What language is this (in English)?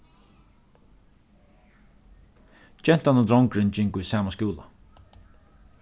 Faroese